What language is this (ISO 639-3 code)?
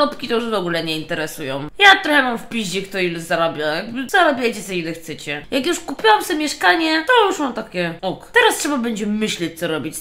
pol